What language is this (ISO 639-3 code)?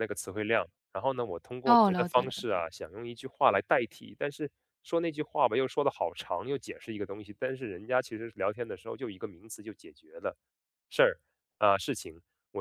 zho